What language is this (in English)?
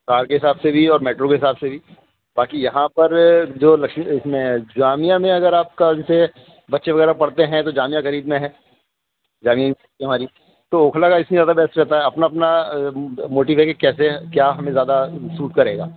Urdu